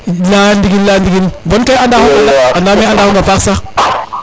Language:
Serer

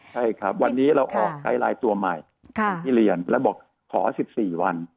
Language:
Thai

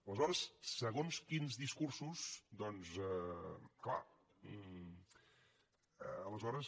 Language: Catalan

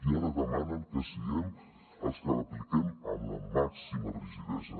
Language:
Catalan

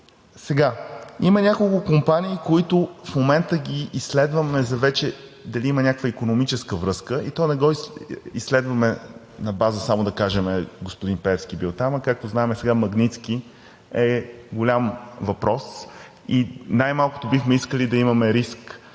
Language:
Bulgarian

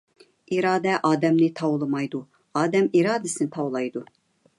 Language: Uyghur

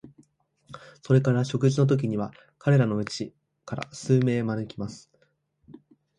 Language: Japanese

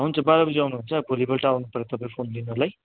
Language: Nepali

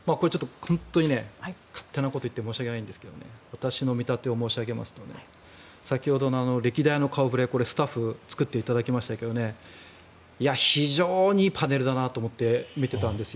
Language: Japanese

